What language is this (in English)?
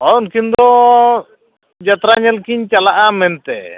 Santali